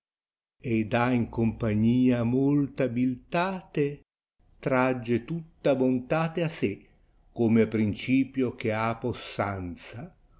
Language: Italian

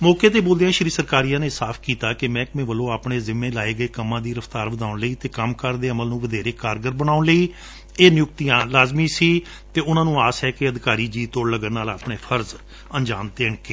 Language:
Punjabi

